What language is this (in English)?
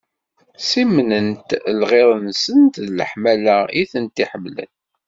Kabyle